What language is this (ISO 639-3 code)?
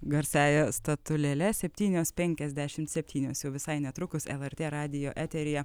lit